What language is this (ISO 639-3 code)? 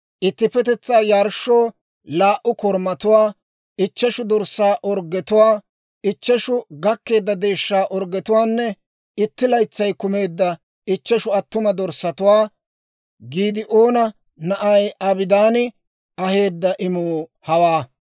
dwr